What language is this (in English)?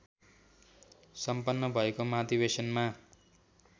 Nepali